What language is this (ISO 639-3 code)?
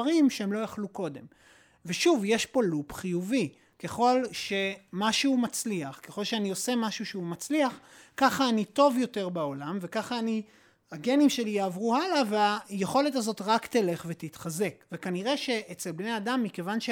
heb